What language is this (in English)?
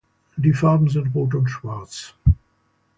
German